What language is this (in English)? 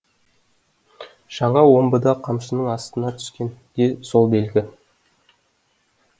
Kazakh